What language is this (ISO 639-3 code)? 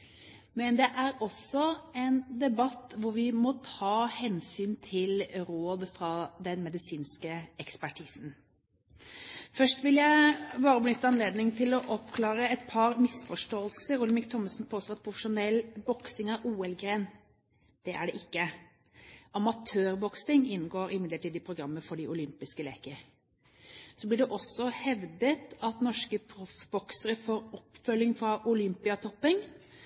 nob